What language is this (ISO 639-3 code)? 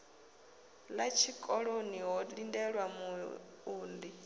ven